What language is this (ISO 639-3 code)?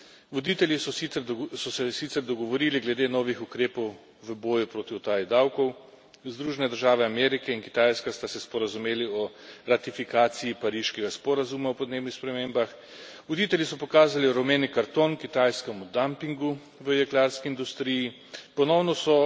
slv